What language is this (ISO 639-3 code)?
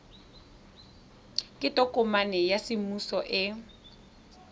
tsn